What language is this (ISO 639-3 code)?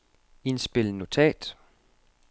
dan